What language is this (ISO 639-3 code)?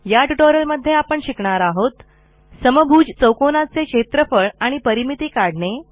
mar